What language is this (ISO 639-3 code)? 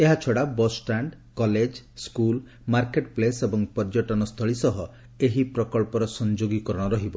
ori